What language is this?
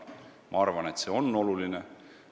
Estonian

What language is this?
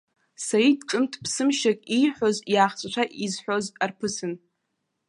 Abkhazian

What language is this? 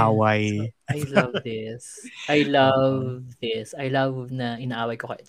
Filipino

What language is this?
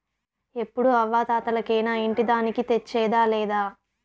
Telugu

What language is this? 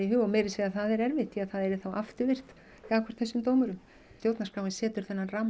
Icelandic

